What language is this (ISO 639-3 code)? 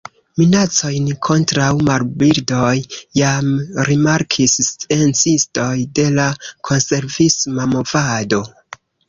epo